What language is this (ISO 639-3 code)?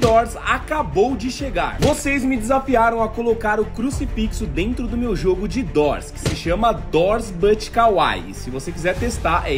por